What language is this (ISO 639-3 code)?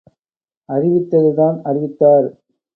tam